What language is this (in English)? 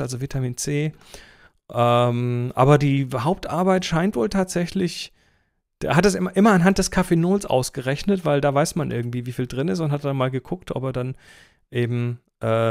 German